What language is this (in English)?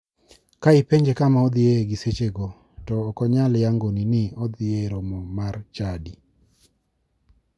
Luo (Kenya and Tanzania)